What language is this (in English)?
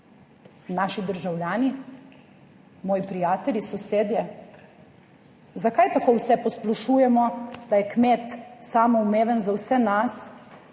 Slovenian